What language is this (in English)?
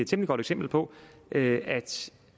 Danish